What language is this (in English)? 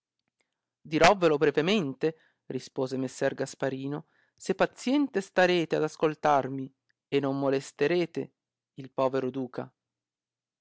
Italian